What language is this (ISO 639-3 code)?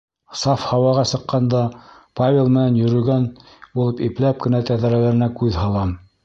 bak